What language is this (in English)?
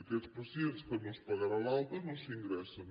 Catalan